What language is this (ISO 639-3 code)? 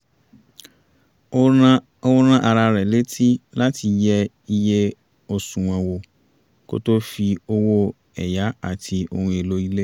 yor